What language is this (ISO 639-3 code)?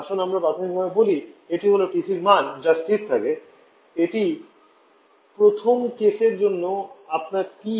ben